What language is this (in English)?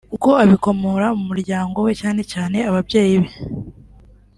Kinyarwanda